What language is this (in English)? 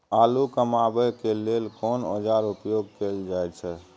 Maithili